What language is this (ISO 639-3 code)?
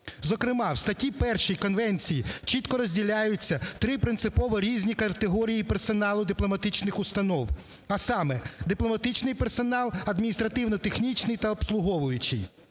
ukr